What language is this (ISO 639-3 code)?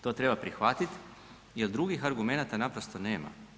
hrv